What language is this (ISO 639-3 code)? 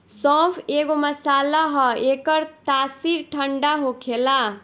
bho